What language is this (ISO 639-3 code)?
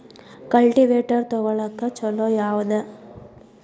kan